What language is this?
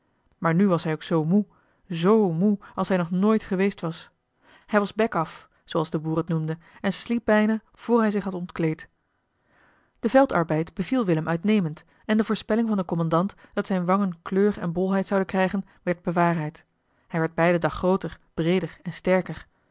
Dutch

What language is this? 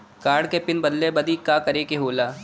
Bhojpuri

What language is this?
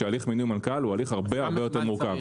Hebrew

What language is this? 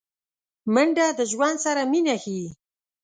Pashto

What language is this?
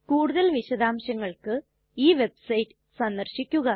Malayalam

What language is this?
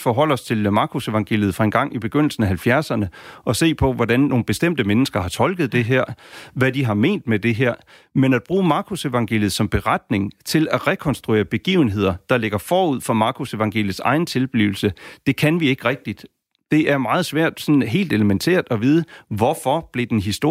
Danish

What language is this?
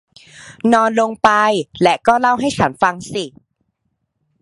Thai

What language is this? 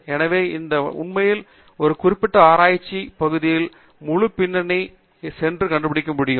Tamil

